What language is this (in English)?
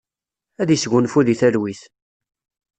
Kabyle